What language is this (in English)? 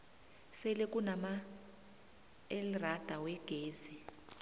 South Ndebele